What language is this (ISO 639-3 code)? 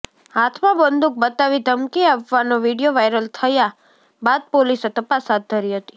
guj